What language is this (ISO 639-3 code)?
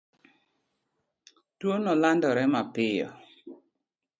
luo